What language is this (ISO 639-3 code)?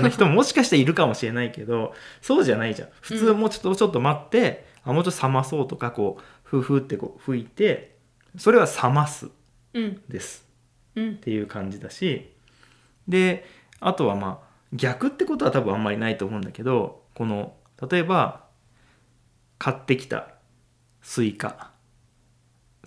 jpn